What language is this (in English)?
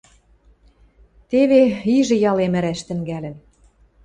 Western Mari